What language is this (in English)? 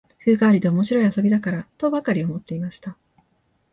Japanese